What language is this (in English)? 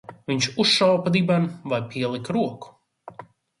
Latvian